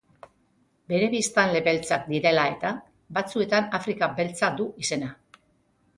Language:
Basque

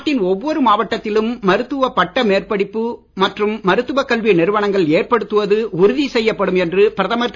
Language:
Tamil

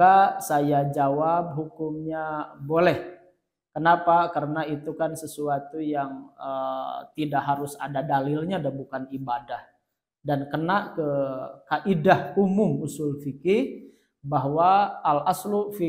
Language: Indonesian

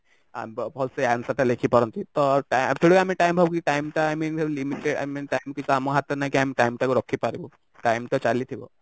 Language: Odia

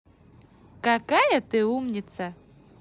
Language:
Russian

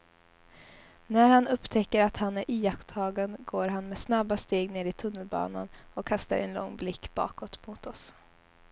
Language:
Swedish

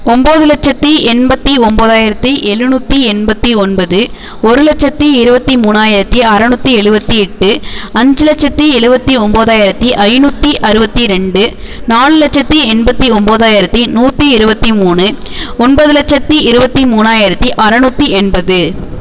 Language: Tamil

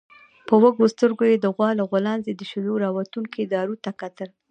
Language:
Pashto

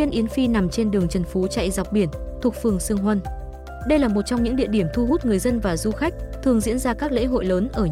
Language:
Vietnamese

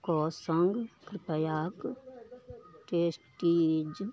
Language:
Maithili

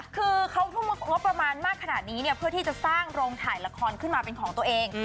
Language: Thai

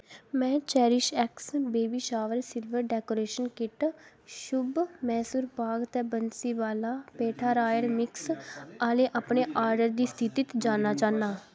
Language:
Dogri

